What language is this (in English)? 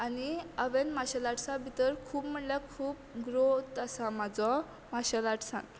Konkani